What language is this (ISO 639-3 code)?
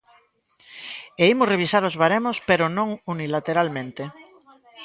glg